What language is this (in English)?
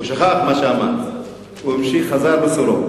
Hebrew